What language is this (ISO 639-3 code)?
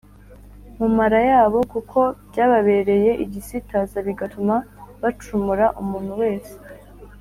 kin